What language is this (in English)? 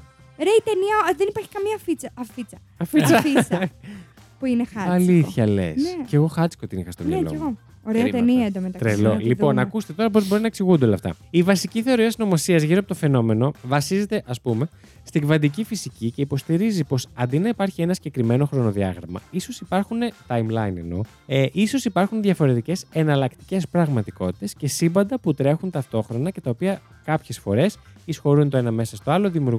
Greek